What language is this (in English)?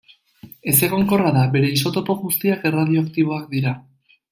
Basque